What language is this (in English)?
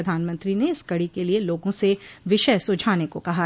Hindi